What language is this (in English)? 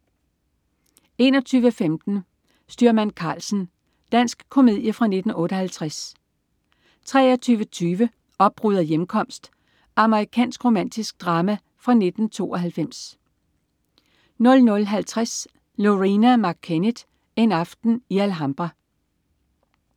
Danish